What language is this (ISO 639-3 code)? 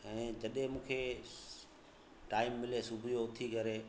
snd